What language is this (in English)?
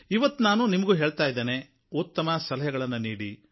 Kannada